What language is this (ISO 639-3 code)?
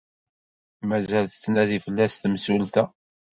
kab